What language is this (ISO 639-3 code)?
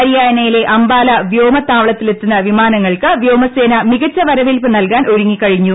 mal